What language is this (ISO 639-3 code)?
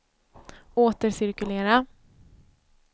swe